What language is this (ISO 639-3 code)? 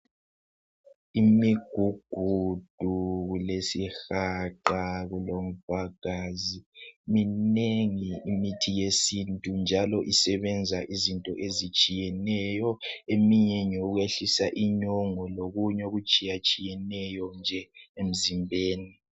nde